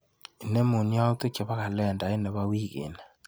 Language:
Kalenjin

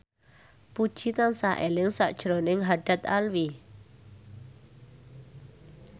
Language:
Javanese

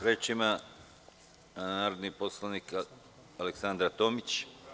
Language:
Serbian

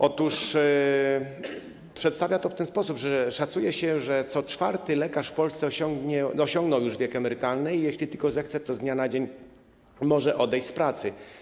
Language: Polish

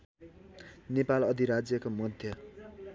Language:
Nepali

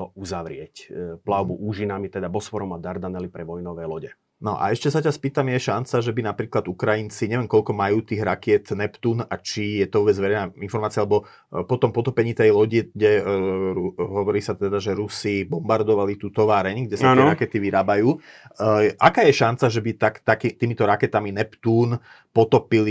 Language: Slovak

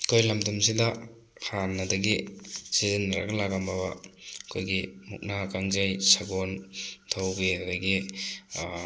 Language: Manipuri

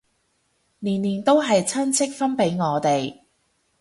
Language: Cantonese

